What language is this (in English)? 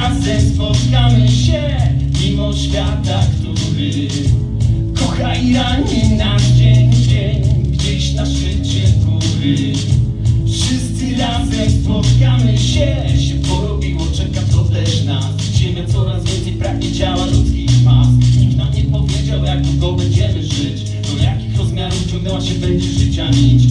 Polish